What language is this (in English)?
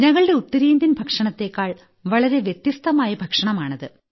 Malayalam